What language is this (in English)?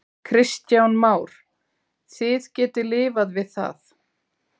Icelandic